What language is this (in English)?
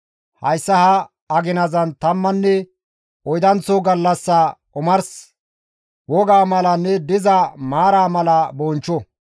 Gamo